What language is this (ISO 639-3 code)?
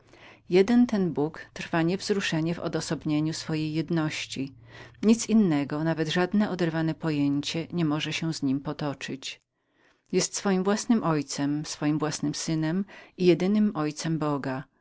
pol